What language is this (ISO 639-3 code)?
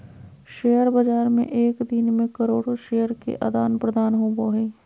mag